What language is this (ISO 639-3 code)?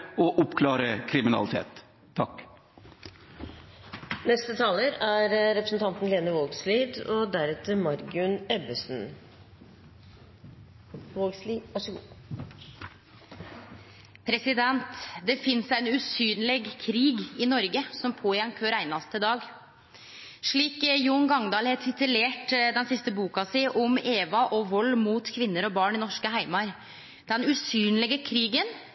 nor